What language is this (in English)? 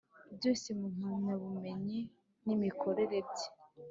Kinyarwanda